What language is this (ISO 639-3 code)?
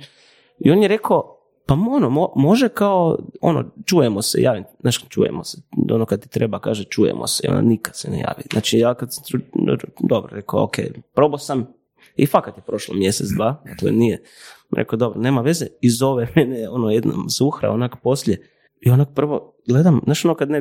hrv